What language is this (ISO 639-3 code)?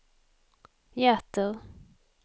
swe